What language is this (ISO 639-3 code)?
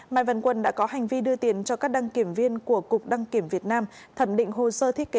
vie